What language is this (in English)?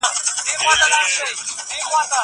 Pashto